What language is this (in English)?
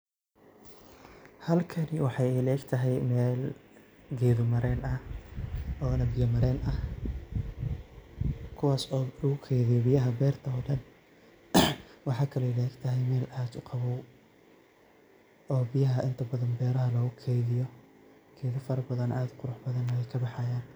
Somali